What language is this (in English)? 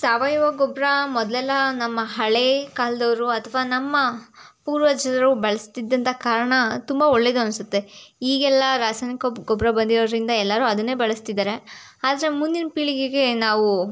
Kannada